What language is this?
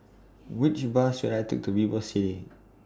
English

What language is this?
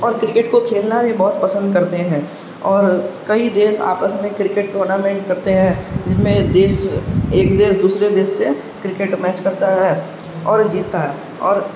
Urdu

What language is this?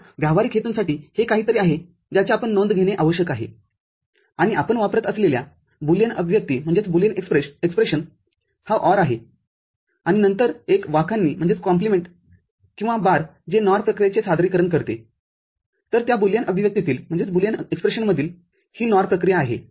Marathi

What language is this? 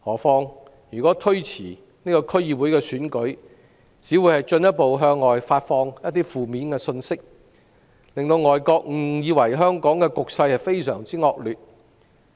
Cantonese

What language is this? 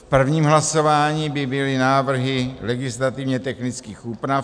Czech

